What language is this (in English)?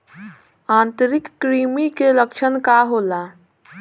Bhojpuri